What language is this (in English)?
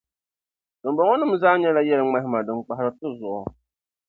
Dagbani